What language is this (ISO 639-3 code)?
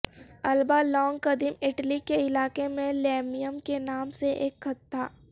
urd